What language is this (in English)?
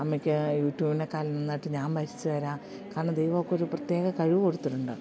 Malayalam